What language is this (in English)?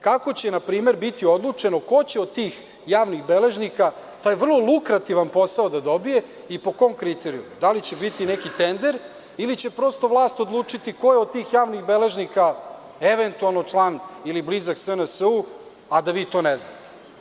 Serbian